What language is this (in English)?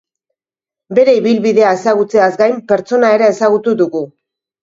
Basque